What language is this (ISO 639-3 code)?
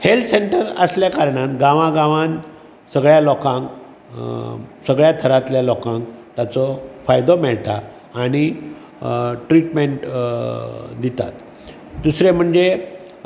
kok